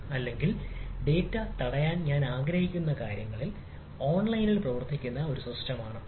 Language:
Malayalam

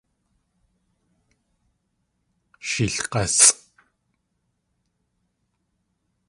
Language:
Tlingit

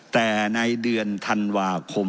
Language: Thai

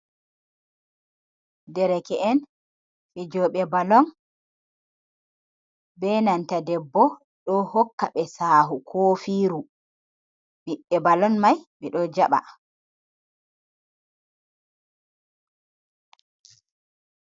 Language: Fula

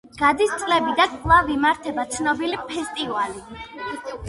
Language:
Georgian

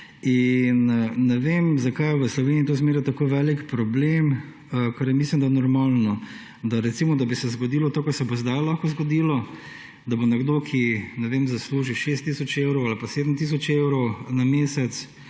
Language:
Slovenian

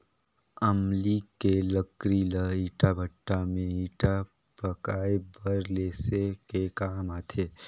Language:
Chhattisgarhi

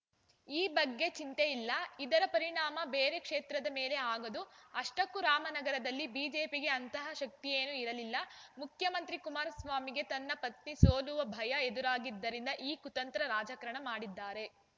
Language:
Kannada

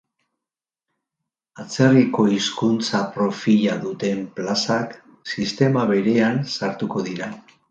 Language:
Basque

